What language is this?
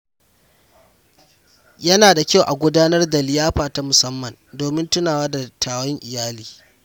Hausa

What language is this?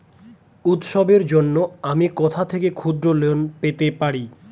Bangla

